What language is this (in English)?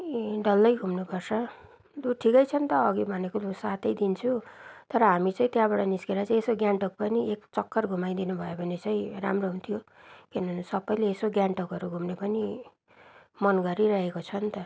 Nepali